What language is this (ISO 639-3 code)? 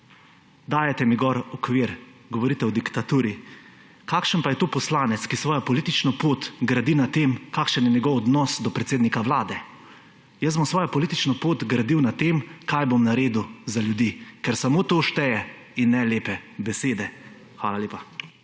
slv